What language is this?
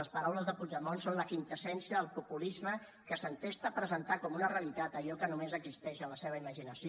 Catalan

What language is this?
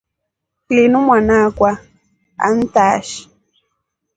Rombo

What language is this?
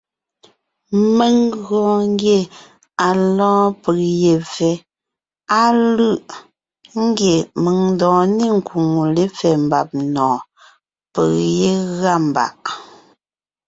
Ngiemboon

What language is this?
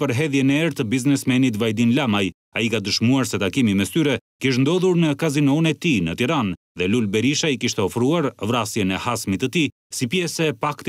Romanian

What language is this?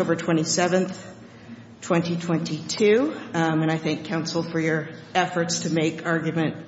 English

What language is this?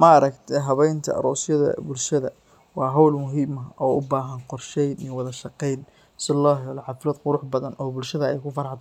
Somali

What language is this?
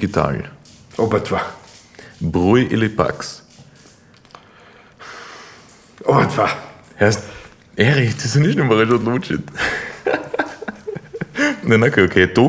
Croatian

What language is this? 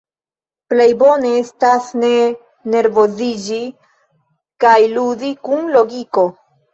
Esperanto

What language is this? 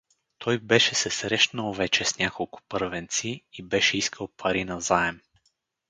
Bulgarian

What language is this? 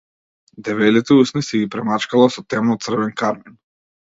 Macedonian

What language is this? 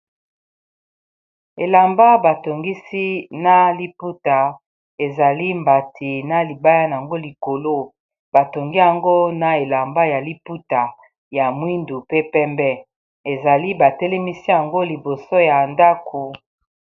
Lingala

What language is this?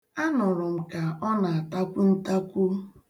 Igbo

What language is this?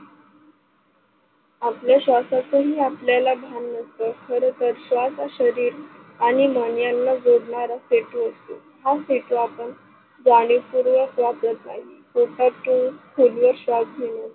Marathi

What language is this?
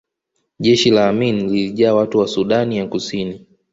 Swahili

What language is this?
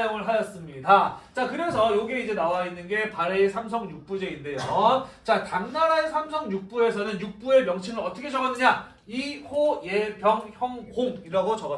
Korean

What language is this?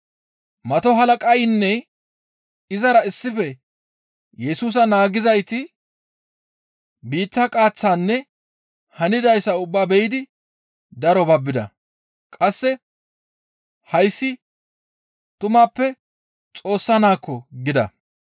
Gamo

